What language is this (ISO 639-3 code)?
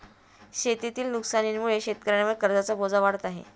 mar